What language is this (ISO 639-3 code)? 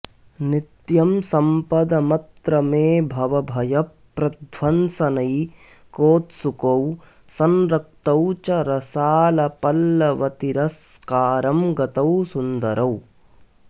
san